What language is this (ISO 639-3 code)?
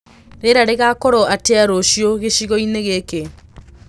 kik